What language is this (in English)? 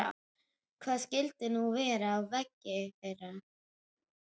Icelandic